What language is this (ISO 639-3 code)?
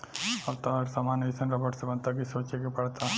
bho